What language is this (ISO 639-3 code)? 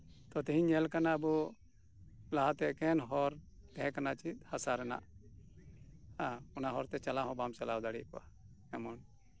sat